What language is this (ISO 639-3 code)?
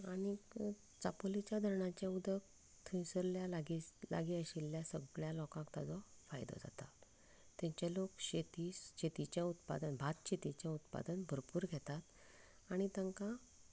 kok